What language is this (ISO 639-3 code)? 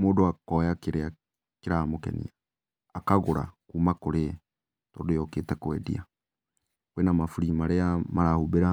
kik